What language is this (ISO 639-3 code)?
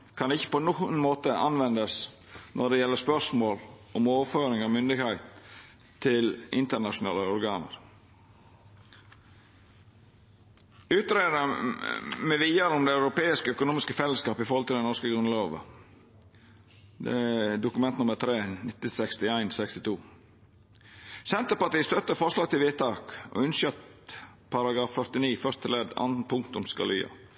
nno